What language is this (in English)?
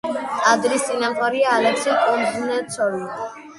Georgian